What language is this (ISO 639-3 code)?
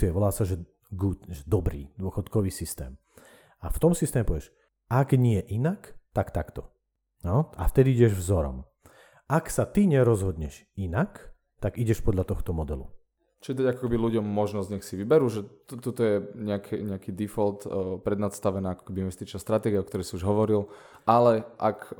slk